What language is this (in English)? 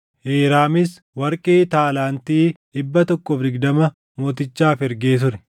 Oromo